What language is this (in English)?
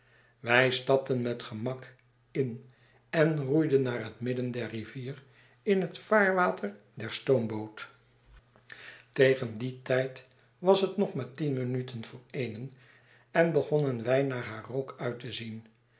Dutch